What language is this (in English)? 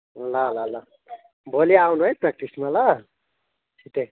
Nepali